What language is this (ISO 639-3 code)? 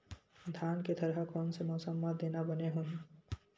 hne